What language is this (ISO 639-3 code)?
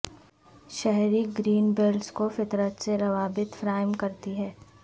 urd